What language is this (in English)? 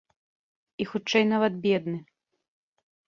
Belarusian